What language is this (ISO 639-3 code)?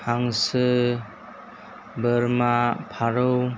brx